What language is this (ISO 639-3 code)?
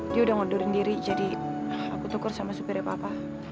ind